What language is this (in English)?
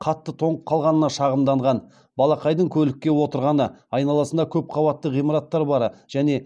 Kazakh